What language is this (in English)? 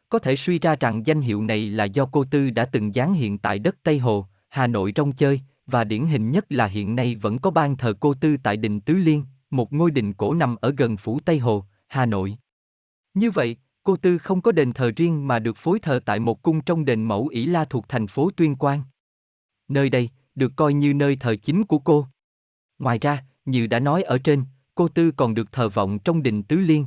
Vietnamese